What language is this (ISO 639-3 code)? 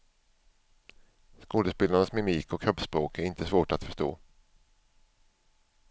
swe